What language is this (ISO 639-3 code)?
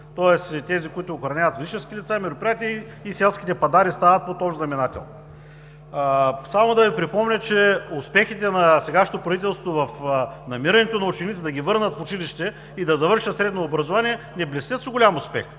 bul